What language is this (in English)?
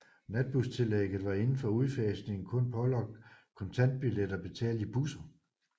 Danish